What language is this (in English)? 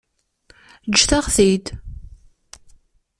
Kabyle